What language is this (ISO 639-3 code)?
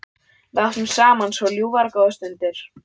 isl